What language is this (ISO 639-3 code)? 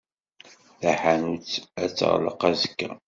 kab